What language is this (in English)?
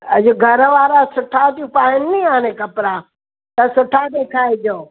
Sindhi